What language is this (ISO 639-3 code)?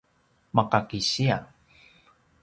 pwn